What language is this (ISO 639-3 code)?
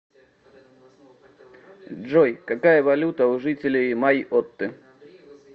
rus